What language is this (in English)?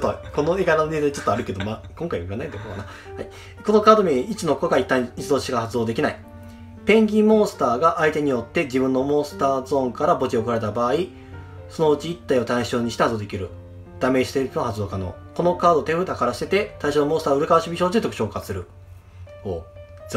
Japanese